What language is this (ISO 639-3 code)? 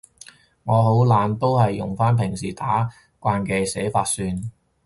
yue